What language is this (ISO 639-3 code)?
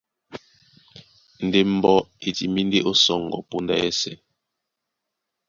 dua